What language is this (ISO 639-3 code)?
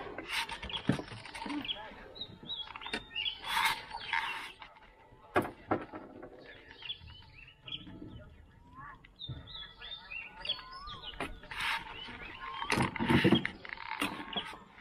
msa